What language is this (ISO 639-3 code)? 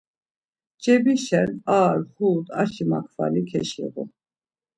lzz